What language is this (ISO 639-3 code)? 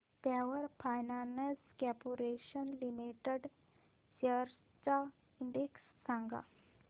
mar